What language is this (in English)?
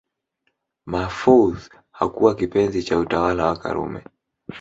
Swahili